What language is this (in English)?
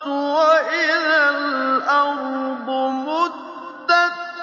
Arabic